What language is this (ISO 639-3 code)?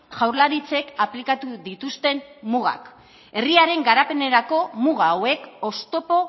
eus